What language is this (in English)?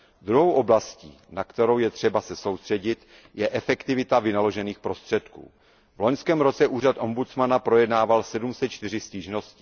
Czech